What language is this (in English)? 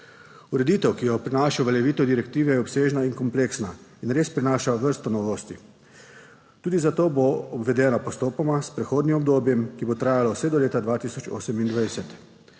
Slovenian